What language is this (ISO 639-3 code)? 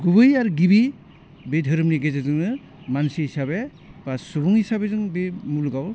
brx